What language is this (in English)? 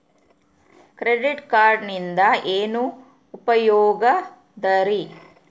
Kannada